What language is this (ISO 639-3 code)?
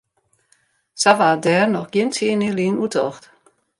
fry